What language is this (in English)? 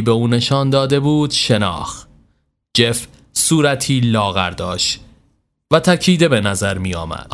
Persian